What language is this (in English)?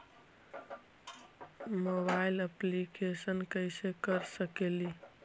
Magahi